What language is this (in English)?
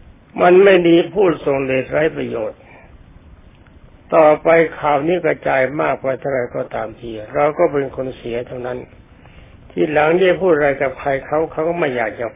Thai